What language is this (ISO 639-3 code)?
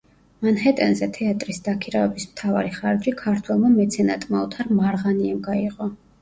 kat